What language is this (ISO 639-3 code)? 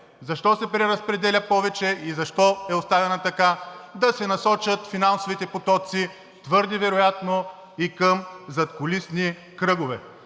bul